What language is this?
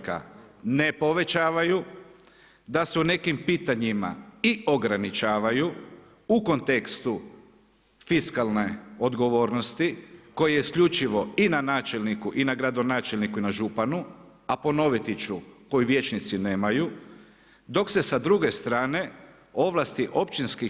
Croatian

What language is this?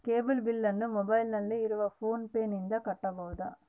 Kannada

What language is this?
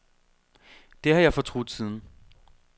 Danish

